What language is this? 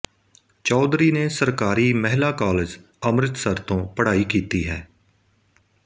Punjabi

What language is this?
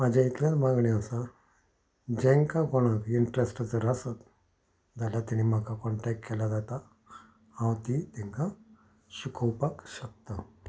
Konkani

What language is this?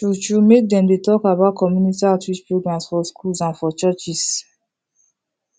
Nigerian Pidgin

